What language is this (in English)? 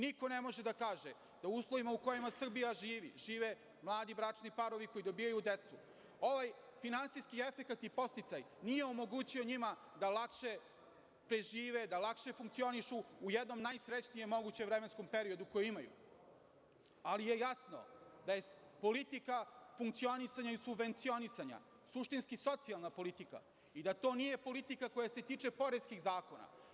Serbian